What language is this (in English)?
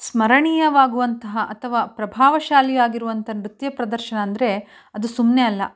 Kannada